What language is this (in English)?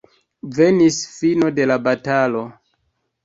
Esperanto